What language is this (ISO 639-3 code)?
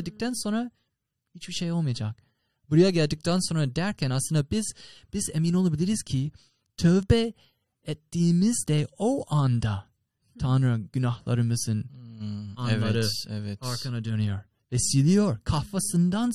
tur